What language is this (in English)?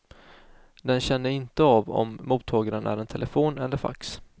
Swedish